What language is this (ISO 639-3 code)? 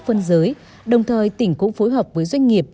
vie